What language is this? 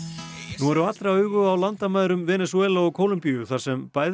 Icelandic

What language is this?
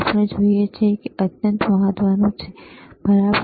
Gujarati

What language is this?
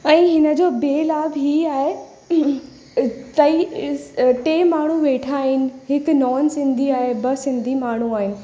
Sindhi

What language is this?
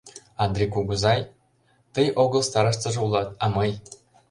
Mari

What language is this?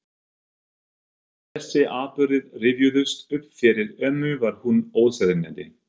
Icelandic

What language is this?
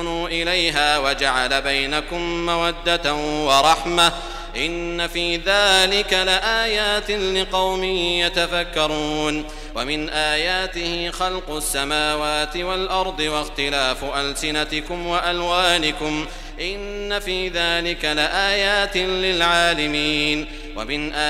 Arabic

